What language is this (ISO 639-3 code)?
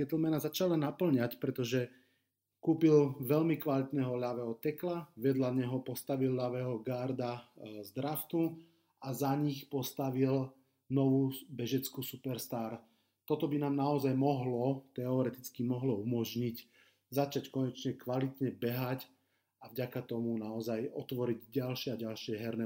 slk